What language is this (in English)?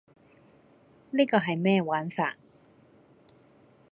Cantonese